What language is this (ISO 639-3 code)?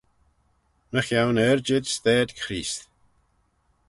glv